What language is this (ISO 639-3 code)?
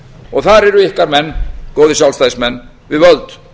isl